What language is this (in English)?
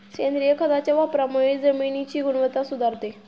Marathi